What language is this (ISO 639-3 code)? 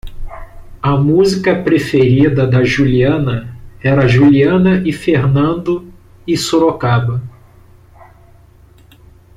por